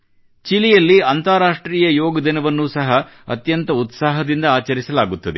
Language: Kannada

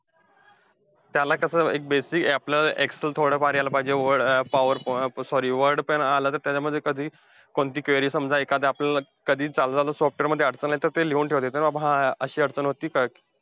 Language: Marathi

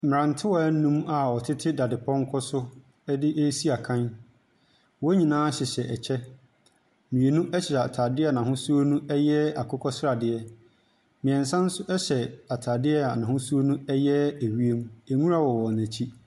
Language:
Akan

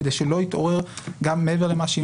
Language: Hebrew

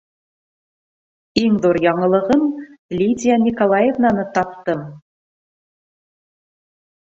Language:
Bashkir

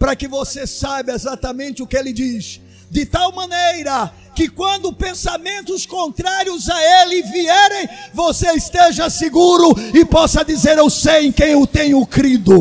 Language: Portuguese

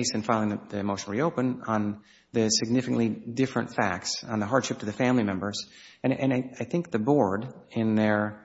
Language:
English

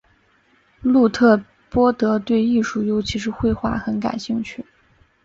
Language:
Chinese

